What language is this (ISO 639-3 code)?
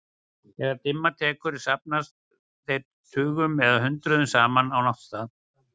isl